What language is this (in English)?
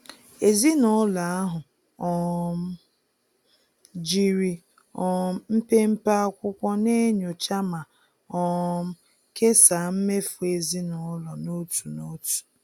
Igbo